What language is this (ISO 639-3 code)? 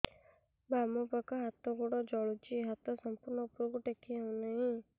ori